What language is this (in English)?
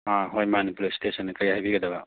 Manipuri